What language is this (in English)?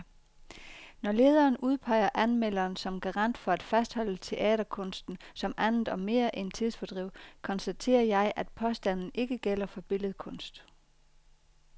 Danish